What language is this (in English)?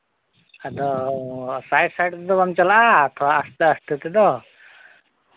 Santali